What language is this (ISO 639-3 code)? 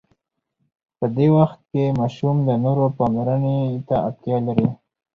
pus